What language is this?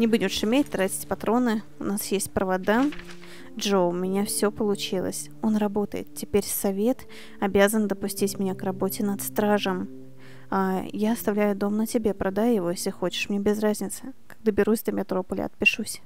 Russian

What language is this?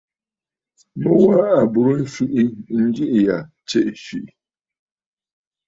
Bafut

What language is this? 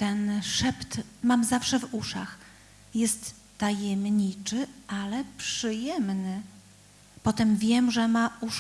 Polish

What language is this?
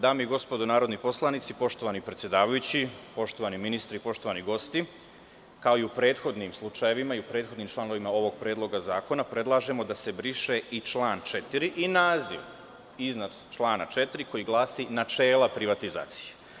Serbian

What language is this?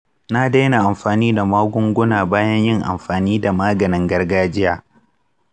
Hausa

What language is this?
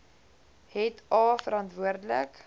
Afrikaans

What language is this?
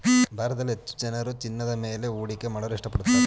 Kannada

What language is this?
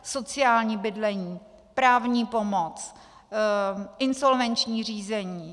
Czech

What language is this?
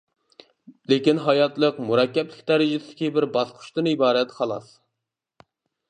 Uyghur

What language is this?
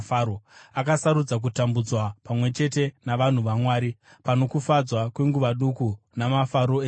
Shona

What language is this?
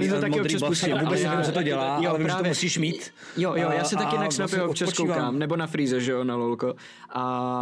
Czech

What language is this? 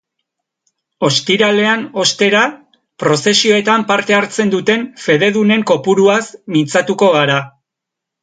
Basque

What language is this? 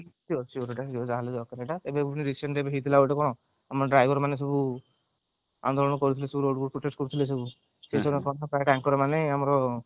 Odia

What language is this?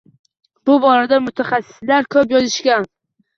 Uzbek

